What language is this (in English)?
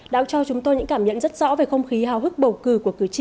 Vietnamese